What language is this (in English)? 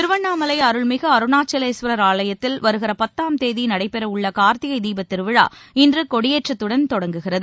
Tamil